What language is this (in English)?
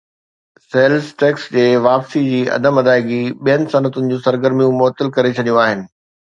Sindhi